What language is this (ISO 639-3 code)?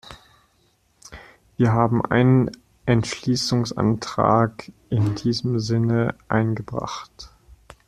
deu